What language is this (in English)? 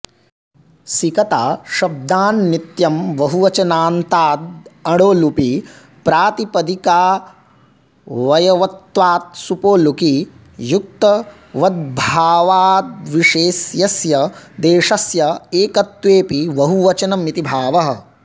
Sanskrit